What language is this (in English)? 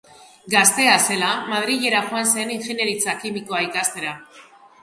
Basque